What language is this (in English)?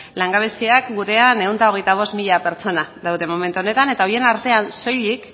Basque